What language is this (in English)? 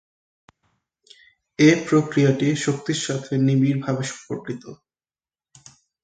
Bangla